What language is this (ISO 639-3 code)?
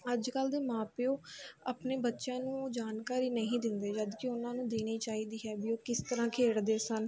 pan